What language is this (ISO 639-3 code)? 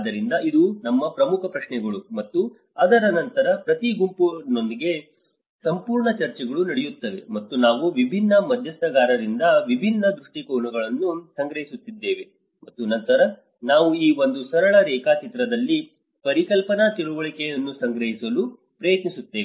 kan